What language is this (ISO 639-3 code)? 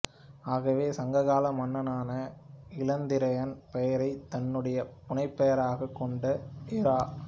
tam